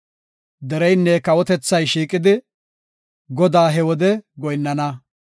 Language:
Gofa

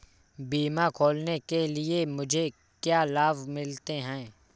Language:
Hindi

